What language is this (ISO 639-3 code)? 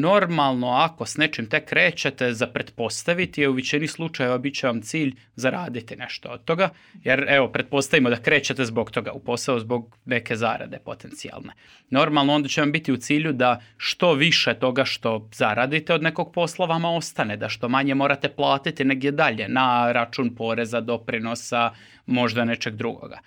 hrv